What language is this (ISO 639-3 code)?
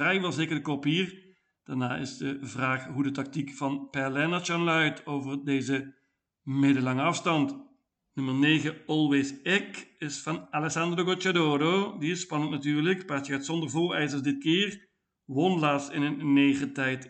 nld